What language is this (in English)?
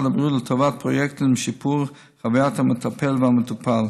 Hebrew